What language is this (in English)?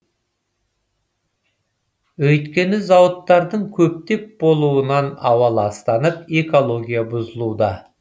Kazakh